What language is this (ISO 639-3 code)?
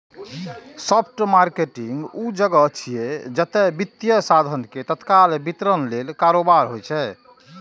mai